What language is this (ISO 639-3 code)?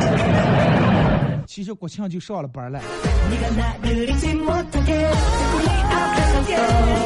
zho